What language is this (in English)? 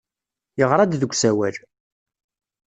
Kabyle